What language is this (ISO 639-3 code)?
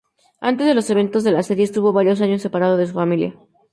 spa